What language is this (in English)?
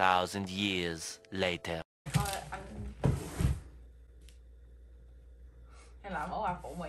Vietnamese